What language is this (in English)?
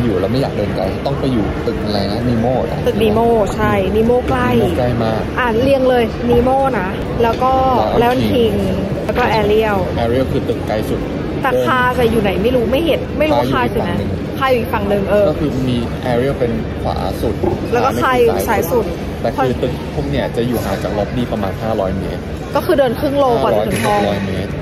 Thai